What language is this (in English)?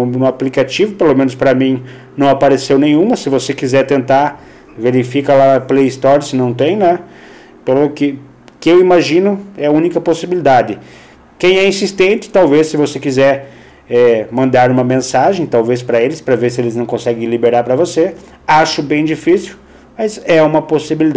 Portuguese